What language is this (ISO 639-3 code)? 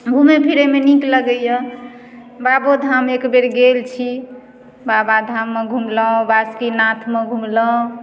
mai